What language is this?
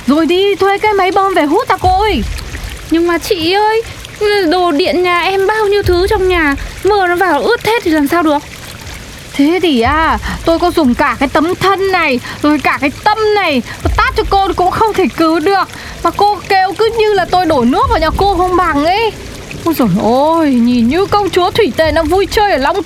Vietnamese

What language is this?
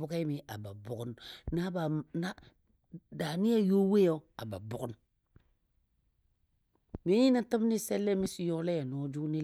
Dadiya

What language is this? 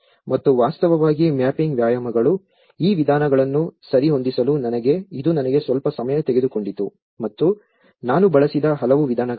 Kannada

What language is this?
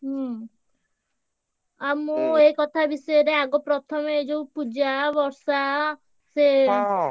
Odia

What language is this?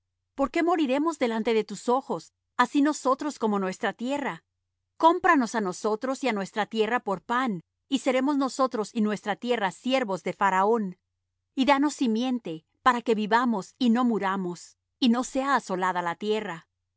Spanish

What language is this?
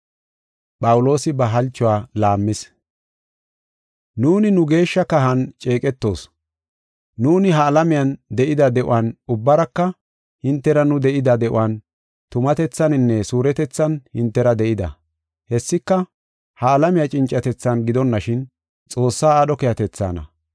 Gofa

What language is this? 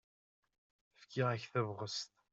Kabyle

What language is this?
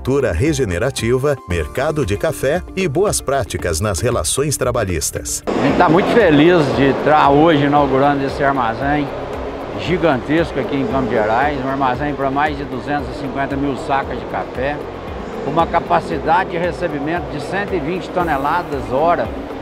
Portuguese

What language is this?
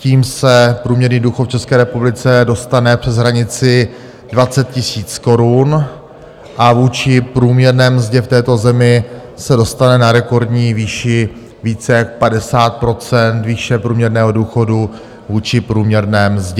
Czech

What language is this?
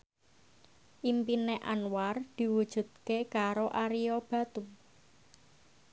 Javanese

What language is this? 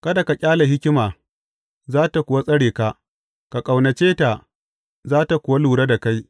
Hausa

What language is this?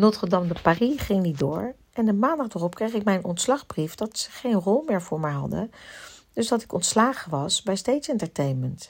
Dutch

